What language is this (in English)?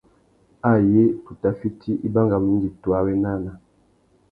Tuki